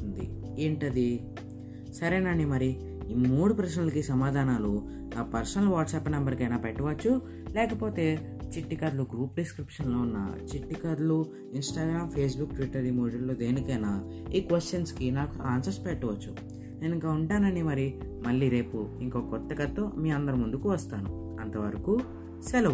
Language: Telugu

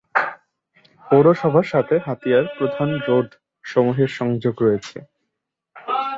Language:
Bangla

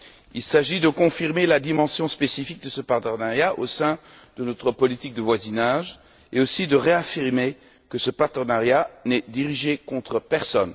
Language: French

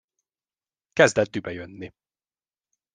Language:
Hungarian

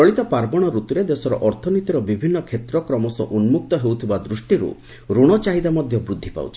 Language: Odia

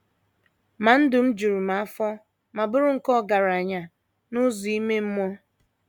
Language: Igbo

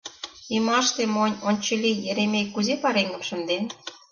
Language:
Mari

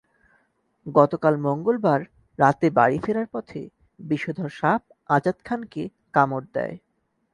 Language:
Bangla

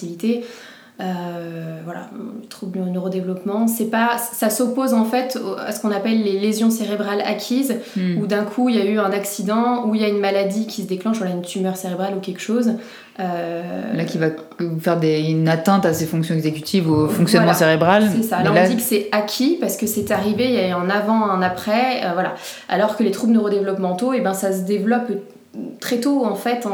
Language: French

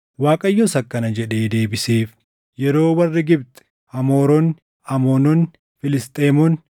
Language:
Oromo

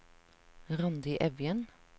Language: Norwegian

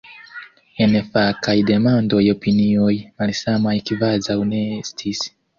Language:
Esperanto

